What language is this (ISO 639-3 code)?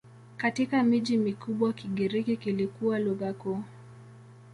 swa